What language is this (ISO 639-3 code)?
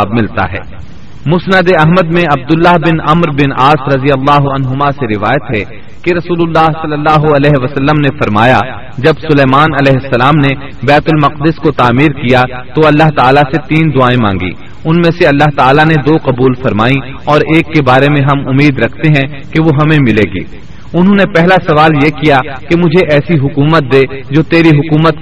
urd